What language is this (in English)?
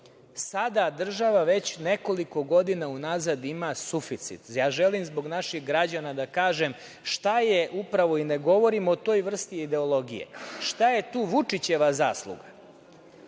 Serbian